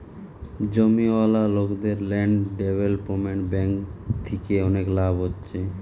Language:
Bangla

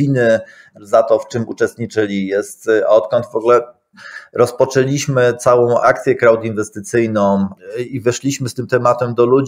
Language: Polish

